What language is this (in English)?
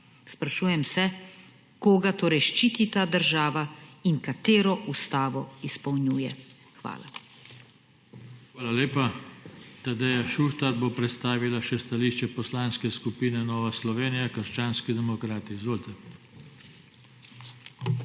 Slovenian